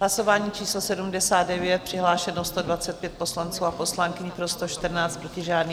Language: Czech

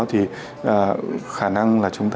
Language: Vietnamese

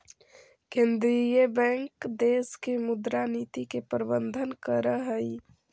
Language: Magahi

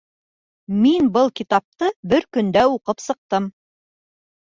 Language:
Bashkir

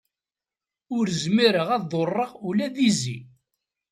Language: Kabyle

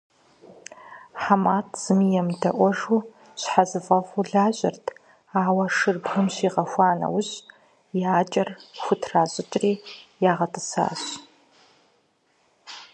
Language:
Kabardian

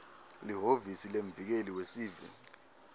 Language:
Swati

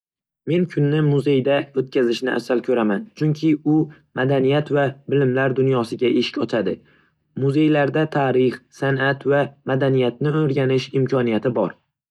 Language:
Uzbek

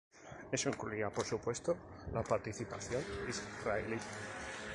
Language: Spanish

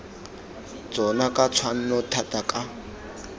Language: Tswana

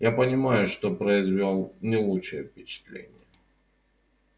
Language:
Russian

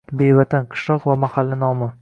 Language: Uzbek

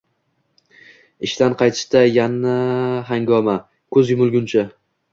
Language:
Uzbek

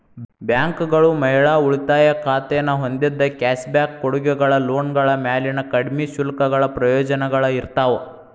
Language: Kannada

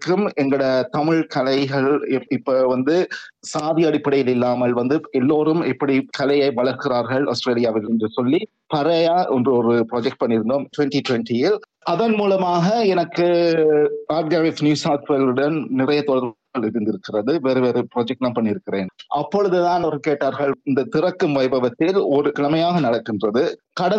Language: Tamil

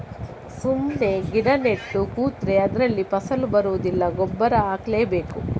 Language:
Kannada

